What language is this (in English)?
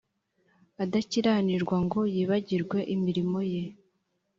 Kinyarwanda